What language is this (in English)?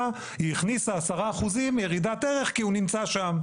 Hebrew